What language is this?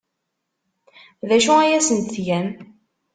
Kabyle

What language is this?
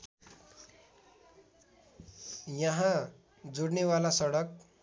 Nepali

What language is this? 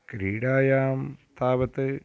Sanskrit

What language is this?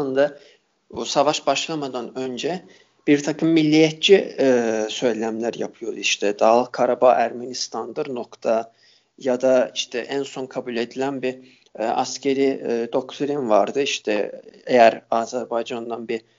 Turkish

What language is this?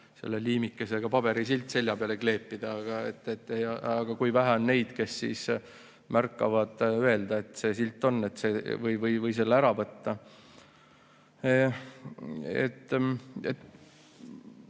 Estonian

